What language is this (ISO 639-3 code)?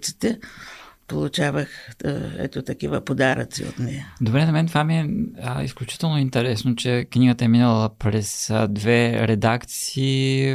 bul